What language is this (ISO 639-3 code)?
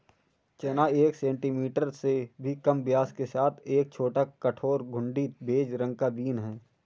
hin